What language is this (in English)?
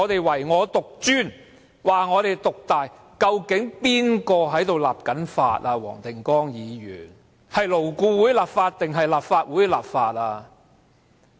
Cantonese